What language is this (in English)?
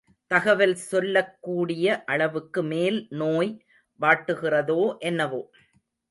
Tamil